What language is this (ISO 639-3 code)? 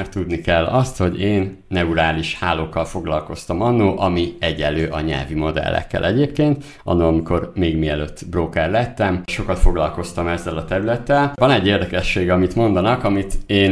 hun